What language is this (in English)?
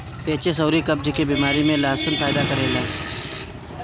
Bhojpuri